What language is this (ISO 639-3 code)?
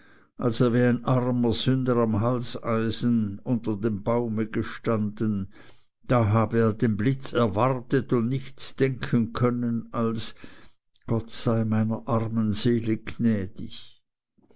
deu